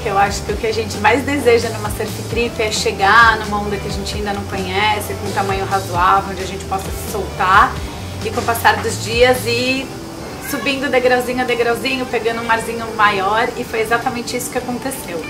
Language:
Portuguese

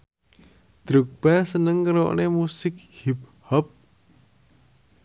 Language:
Javanese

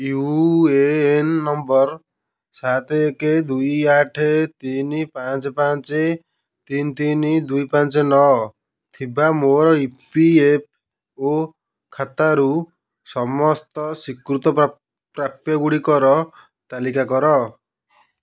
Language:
Odia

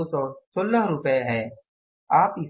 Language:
Hindi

